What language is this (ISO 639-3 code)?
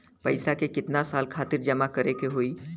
bho